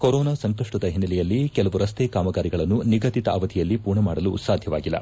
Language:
Kannada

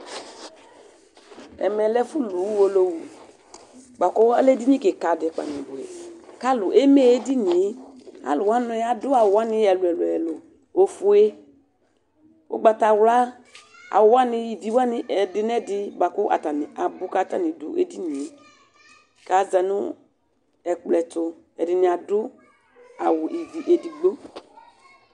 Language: Ikposo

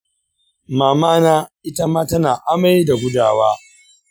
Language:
Hausa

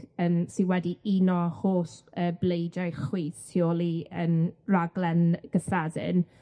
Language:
Welsh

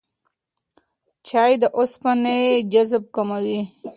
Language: Pashto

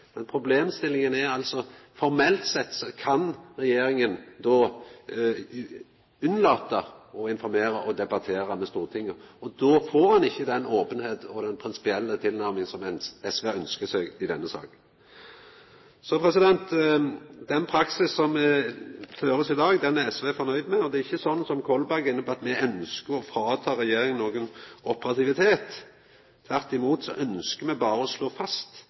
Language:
Norwegian Nynorsk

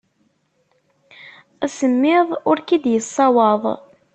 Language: Kabyle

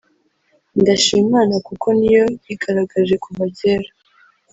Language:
Kinyarwanda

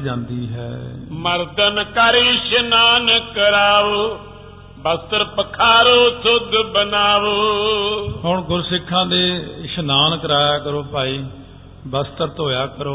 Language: Punjabi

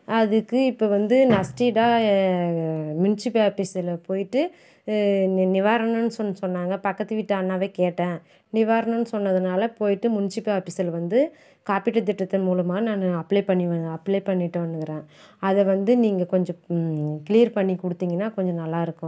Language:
Tamil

